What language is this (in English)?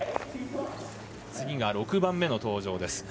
Japanese